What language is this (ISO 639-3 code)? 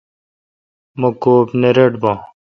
xka